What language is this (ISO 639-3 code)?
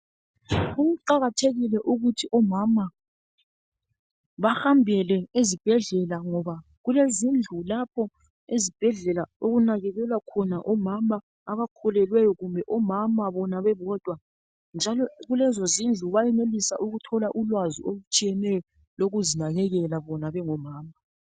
nde